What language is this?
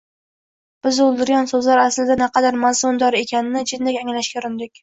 Uzbek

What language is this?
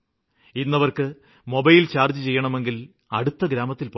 Malayalam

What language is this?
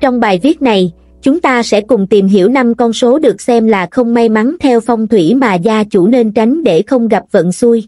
Vietnamese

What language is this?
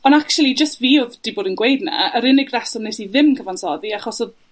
Welsh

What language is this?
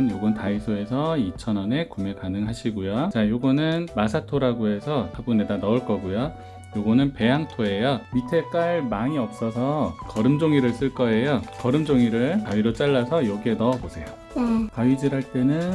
Korean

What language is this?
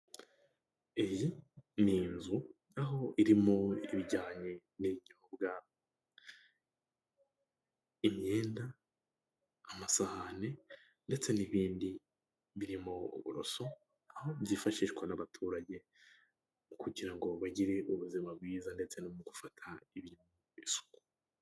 Kinyarwanda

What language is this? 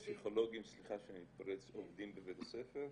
Hebrew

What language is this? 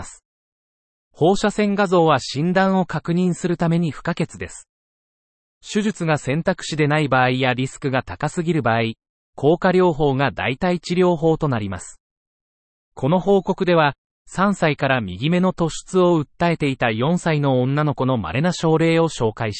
Japanese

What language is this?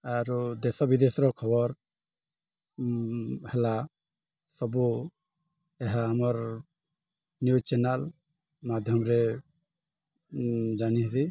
Odia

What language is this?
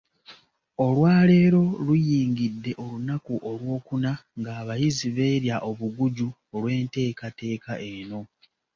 Ganda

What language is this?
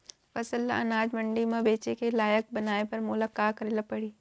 Chhattisgarhi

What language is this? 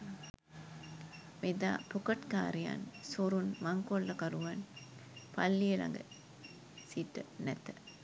Sinhala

